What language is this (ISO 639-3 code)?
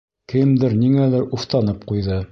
bak